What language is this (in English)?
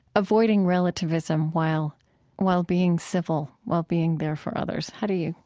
English